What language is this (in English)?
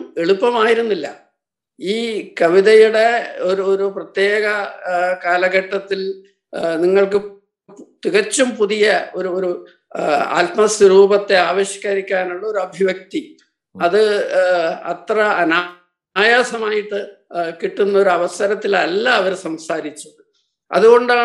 Malayalam